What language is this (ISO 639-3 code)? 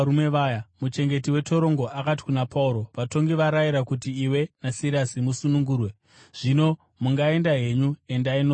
sna